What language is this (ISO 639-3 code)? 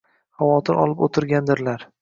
uzb